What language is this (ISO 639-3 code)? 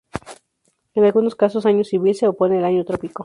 spa